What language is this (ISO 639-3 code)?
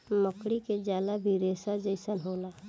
bho